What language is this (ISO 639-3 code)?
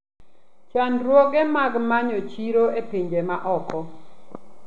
luo